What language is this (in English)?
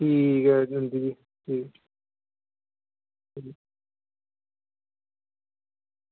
Dogri